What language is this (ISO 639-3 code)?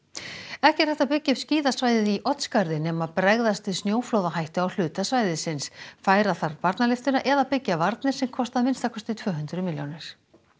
isl